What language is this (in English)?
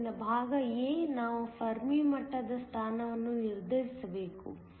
Kannada